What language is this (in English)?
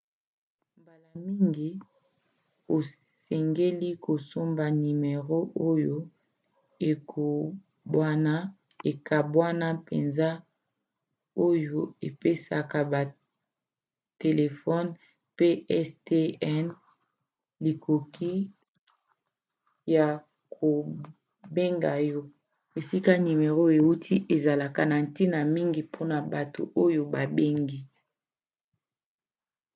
Lingala